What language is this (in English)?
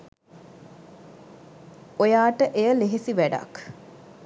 Sinhala